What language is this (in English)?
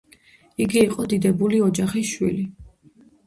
Georgian